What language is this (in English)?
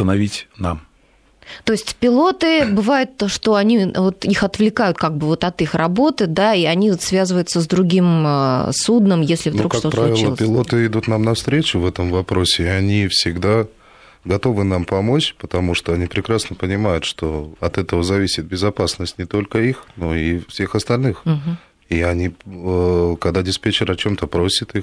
Russian